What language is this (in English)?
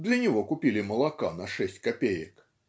Russian